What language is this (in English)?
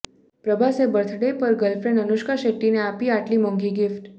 Gujarati